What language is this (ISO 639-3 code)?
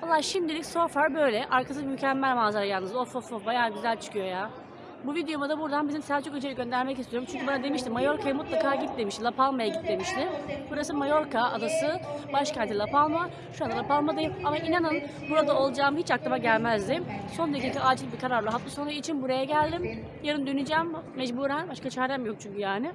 tur